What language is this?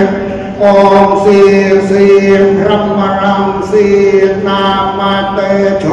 Thai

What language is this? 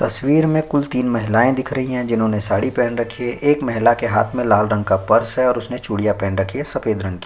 Hindi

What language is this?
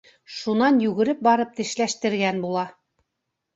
Bashkir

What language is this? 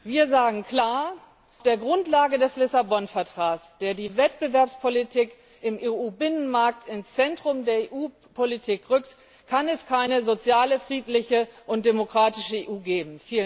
German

